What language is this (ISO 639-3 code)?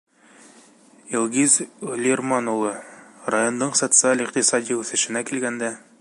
bak